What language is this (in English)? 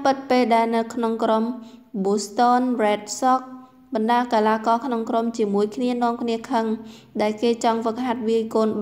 Thai